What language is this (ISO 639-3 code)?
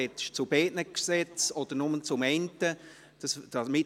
gsw